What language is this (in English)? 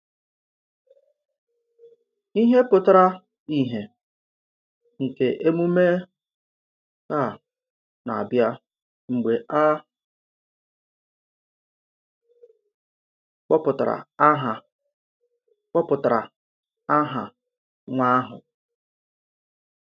Igbo